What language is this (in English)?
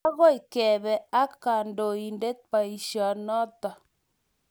Kalenjin